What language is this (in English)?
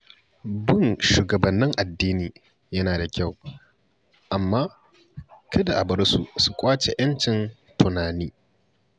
Hausa